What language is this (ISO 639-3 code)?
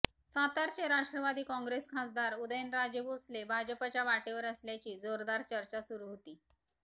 mar